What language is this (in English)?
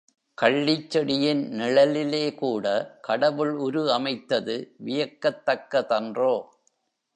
Tamil